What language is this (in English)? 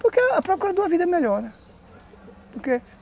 Portuguese